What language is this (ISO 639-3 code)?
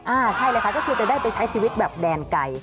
tha